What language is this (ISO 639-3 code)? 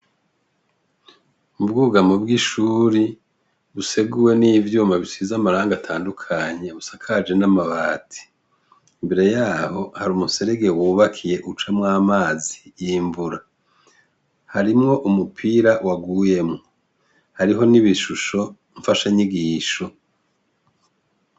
run